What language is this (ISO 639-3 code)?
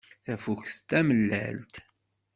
kab